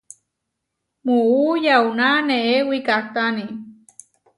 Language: Huarijio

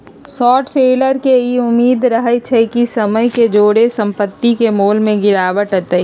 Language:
Magahi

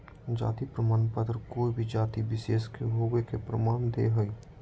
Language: Magahi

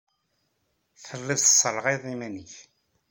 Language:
Kabyle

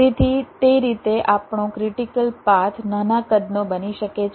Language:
Gujarati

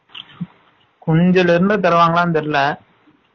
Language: Tamil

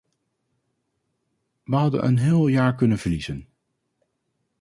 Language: Dutch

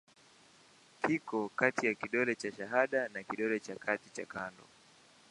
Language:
Swahili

